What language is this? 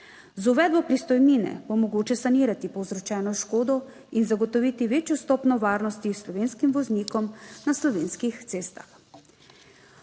Slovenian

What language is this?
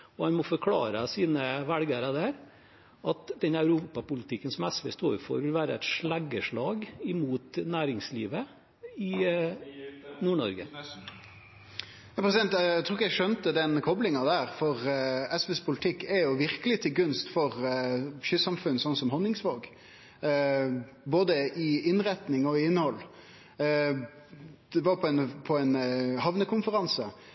Norwegian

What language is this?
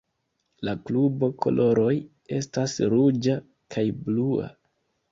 Esperanto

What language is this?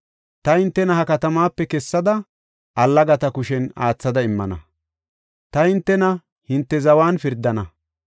Gofa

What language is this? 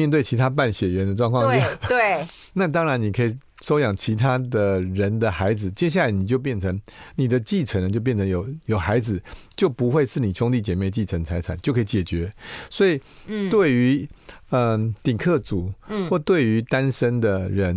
Chinese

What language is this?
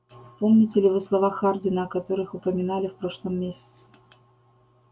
Russian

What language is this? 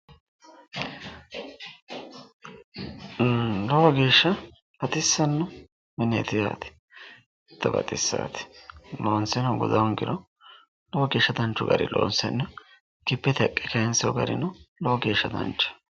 Sidamo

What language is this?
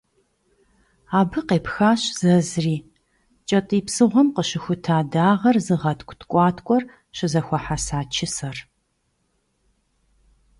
Kabardian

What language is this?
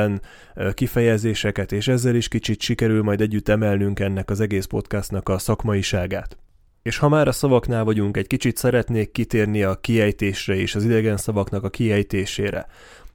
Hungarian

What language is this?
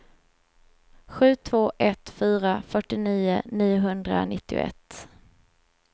Swedish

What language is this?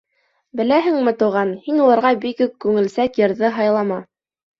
Bashkir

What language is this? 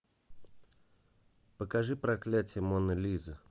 Russian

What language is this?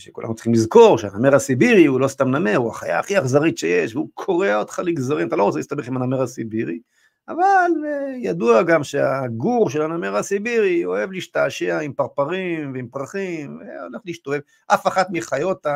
Hebrew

